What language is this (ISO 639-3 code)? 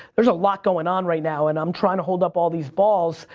eng